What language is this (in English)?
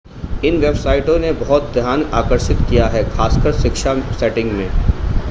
Hindi